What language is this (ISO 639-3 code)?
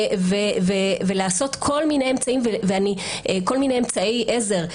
heb